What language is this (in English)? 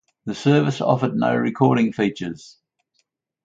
English